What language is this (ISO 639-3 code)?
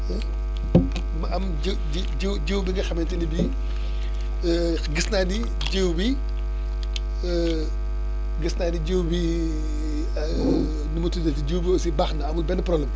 wol